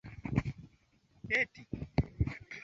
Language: Swahili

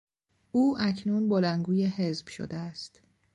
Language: Persian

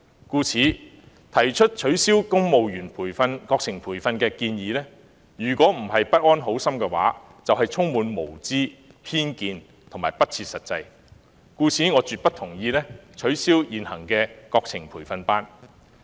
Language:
Cantonese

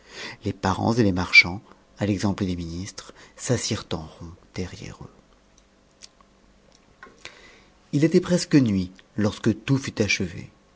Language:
French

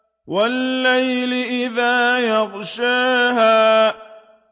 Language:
Arabic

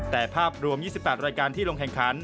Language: Thai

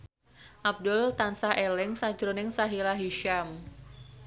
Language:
Javanese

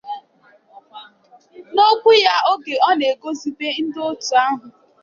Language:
Igbo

